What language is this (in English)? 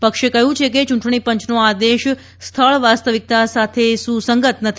Gujarati